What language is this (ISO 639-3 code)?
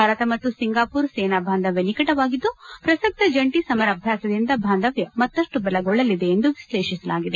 kan